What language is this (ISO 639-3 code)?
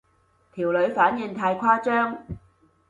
yue